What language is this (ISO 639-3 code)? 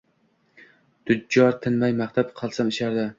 uzb